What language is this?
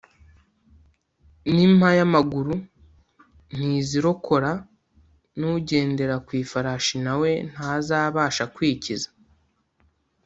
Kinyarwanda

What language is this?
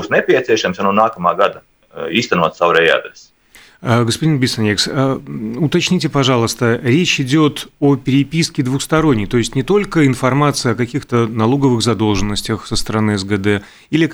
Russian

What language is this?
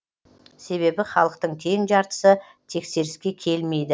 Kazakh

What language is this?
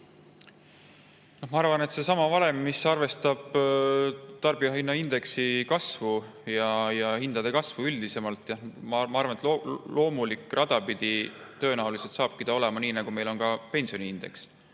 Estonian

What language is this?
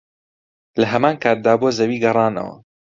Central Kurdish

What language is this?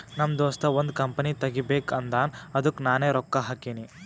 Kannada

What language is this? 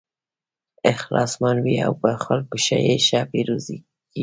Pashto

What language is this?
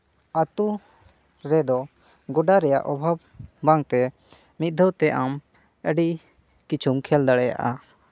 Santali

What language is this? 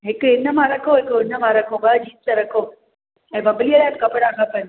Sindhi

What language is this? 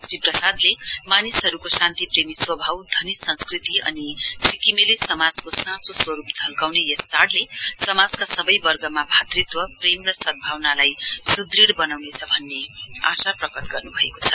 Nepali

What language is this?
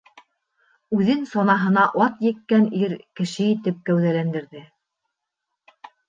Bashkir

